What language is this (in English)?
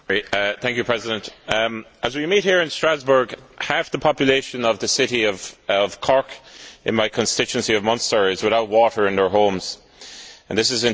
English